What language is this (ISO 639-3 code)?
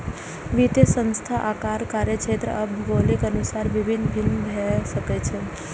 mai